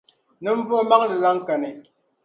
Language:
Dagbani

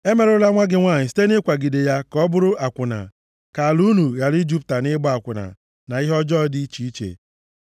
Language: Igbo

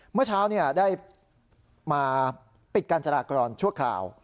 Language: Thai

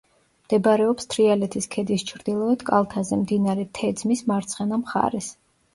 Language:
Georgian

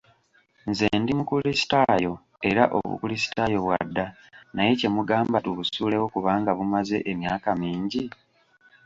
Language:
Ganda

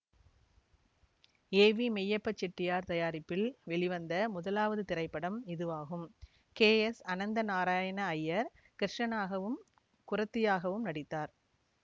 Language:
Tamil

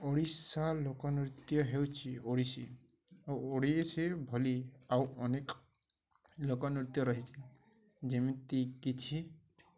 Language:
Odia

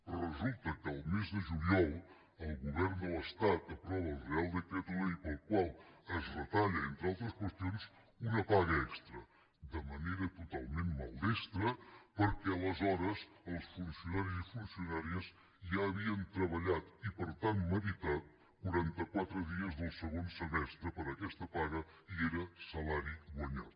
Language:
Catalan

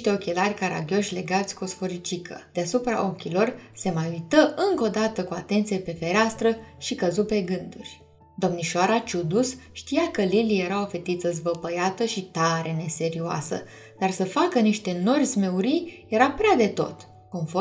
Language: Romanian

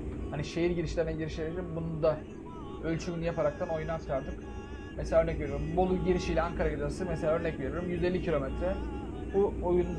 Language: Turkish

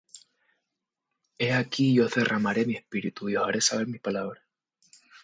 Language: Spanish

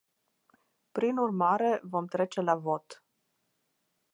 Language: Romanian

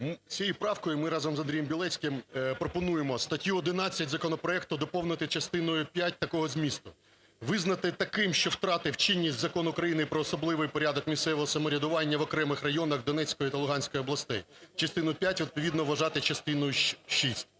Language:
Ukrainian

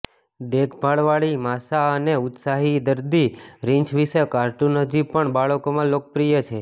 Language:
Gujarati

